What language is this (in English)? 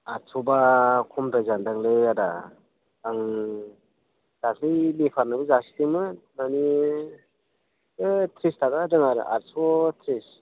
Bodo